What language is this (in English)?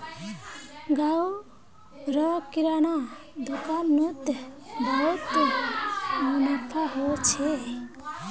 Magahi